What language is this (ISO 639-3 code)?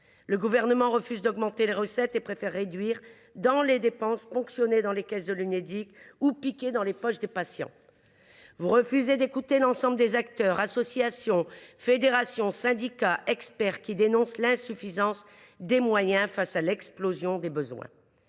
fra